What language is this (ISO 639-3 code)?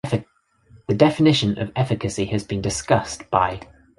eng